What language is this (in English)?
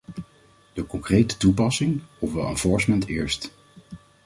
Dutch